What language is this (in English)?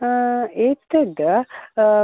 Sanskrit